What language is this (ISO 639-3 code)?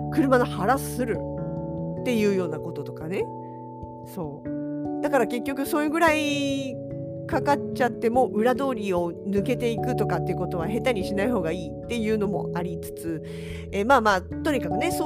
jpn